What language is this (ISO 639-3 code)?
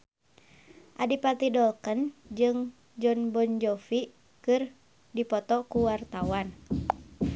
sun